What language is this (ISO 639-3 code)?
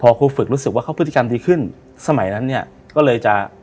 tha